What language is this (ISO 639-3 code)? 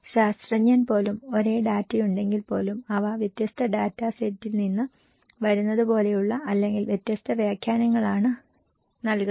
mal